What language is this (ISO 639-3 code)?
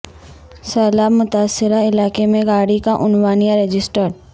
urd